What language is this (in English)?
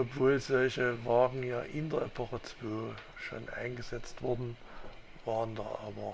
German